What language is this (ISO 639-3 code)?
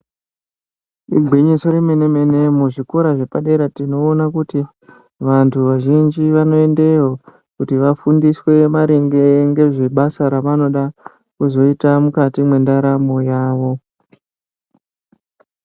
ndc